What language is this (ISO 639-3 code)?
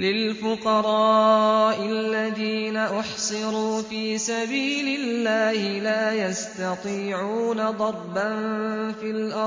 ara